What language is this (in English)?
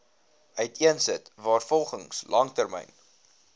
Afrikaans